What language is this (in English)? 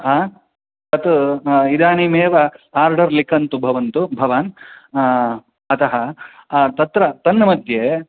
Sanskrit